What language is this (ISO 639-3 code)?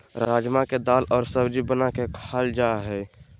mag